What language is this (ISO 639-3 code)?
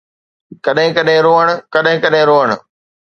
snd